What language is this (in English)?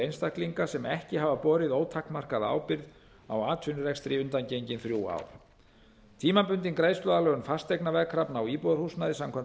Icelandic